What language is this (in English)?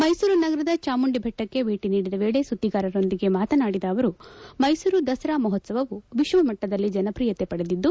Kannada